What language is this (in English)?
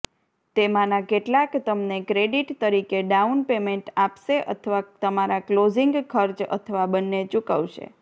Gujarati